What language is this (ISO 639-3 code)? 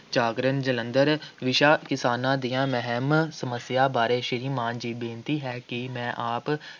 pan